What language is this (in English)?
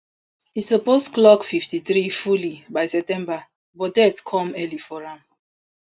Nigerian Pidgin